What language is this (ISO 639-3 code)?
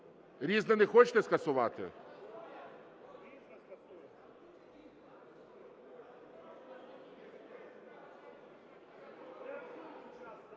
ukr